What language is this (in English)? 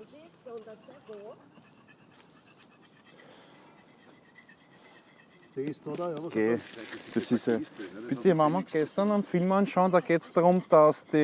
German